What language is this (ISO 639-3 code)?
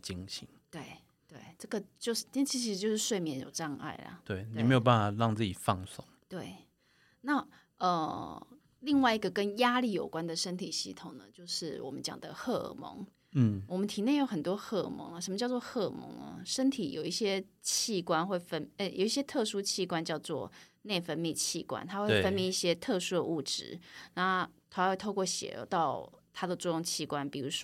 zho